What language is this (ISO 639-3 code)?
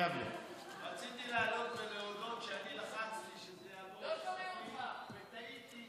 heb